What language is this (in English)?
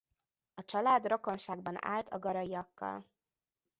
Hungarian